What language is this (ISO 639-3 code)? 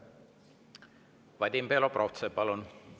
est